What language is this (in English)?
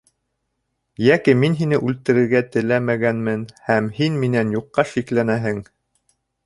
Bashkir